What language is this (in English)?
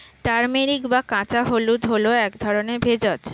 Bangla